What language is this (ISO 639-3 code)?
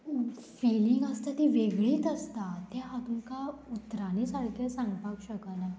kok